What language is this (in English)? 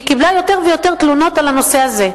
Hebrew